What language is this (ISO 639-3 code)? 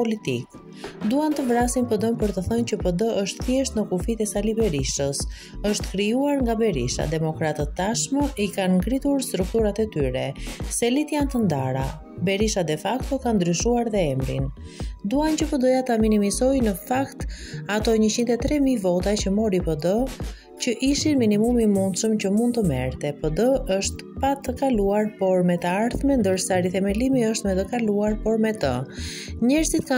ron